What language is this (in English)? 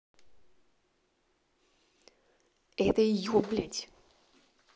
Russian